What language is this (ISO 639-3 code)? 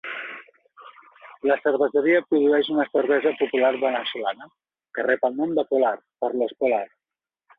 cat